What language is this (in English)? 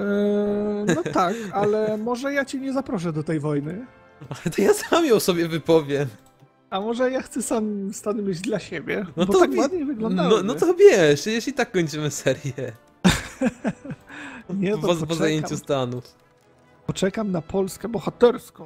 Polish